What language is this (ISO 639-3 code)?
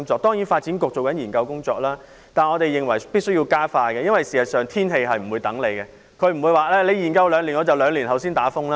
yue